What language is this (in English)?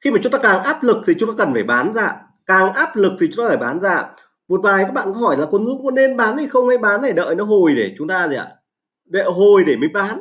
Vietnamese